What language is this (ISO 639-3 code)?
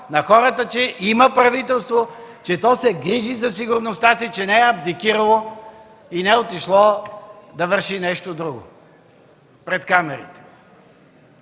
bul